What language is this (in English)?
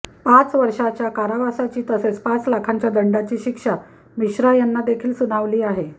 Marathi